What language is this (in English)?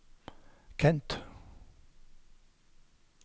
Norwegian